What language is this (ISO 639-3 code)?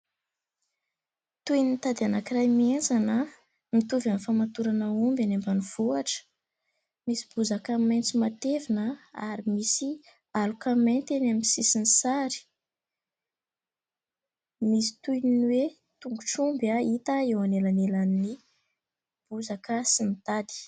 mlg